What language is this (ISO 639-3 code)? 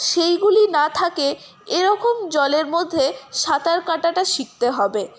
ben